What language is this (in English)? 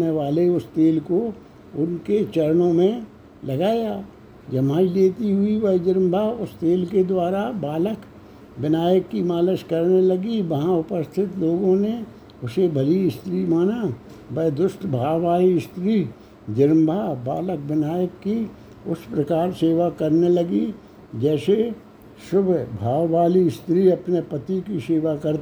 Hindi